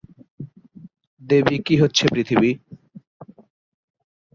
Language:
Bangla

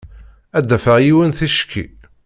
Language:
Kabyle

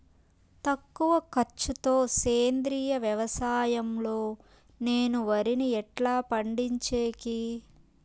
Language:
Telugu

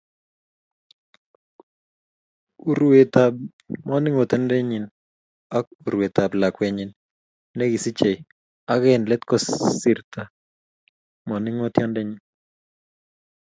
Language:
Kalenjin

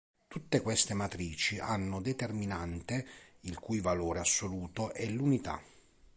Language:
Italian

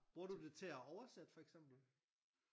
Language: Danish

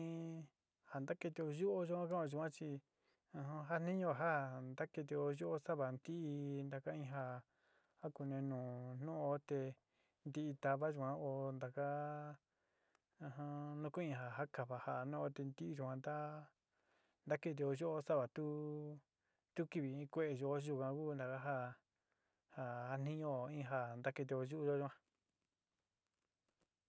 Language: Sinicahua Mixtec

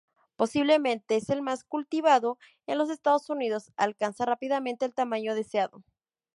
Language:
Spanish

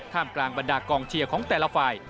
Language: Thai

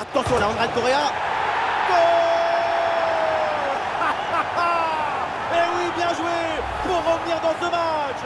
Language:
French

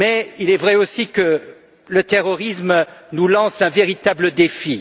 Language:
French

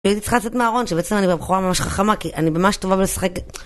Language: Hebrew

